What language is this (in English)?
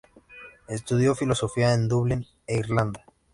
Spanish